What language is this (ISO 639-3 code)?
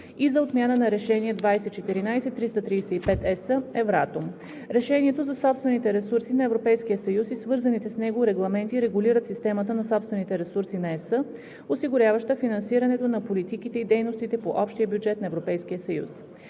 bul